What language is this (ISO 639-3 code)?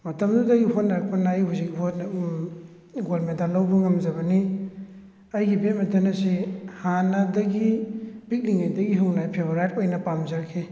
mni